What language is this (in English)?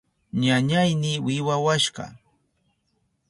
Southern Pastaza Quechua